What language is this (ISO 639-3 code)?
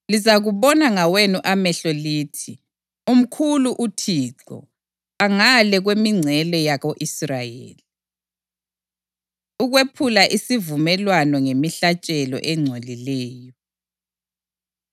nde